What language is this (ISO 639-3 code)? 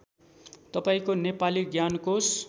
nep